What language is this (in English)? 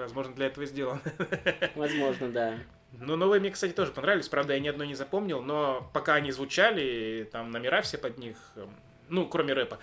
Russian